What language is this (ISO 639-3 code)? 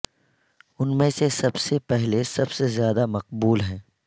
urd